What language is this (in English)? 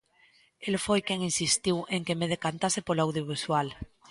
Galician